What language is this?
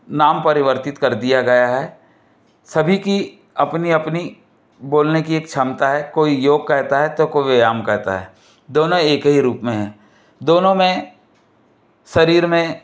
Hindi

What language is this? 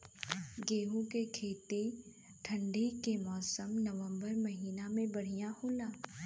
Bhojpuri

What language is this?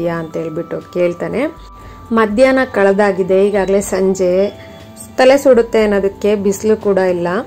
Kannada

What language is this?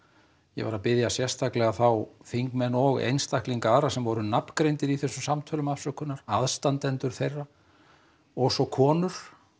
Icelandic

